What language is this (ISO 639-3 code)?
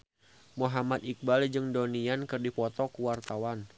sun